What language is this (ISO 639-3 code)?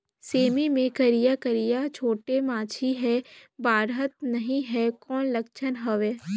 hne